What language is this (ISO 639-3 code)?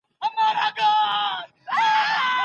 pus